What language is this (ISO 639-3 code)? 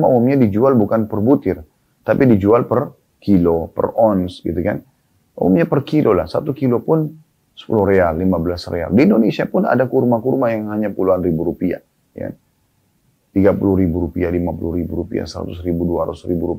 ind